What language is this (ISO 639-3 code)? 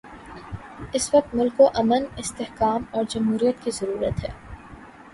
urd